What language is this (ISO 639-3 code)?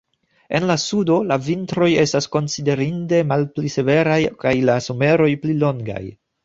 epo